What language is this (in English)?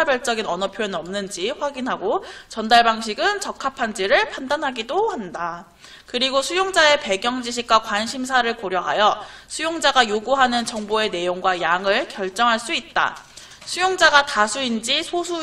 Korean